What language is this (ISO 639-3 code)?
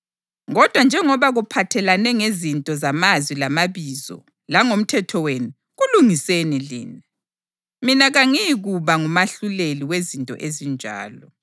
nde